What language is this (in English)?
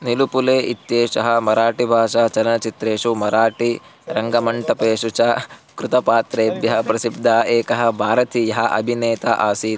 Sanskrit